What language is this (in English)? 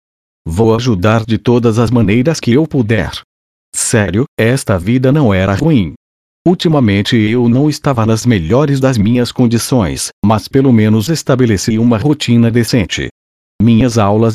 Portuguese